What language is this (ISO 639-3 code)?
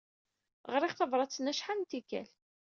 kab